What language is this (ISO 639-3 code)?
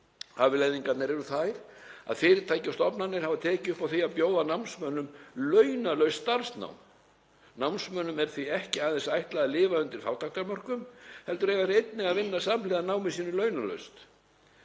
isl